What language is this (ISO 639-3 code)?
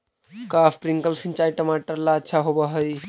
mag